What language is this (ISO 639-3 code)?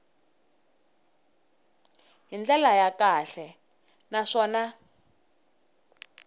tso